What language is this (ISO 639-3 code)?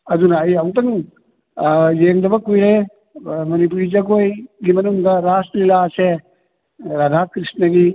mni